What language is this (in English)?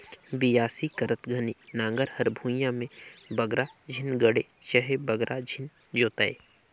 Chhattisgarhi